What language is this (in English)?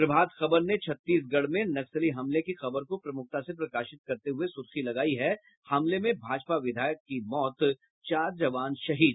Hindi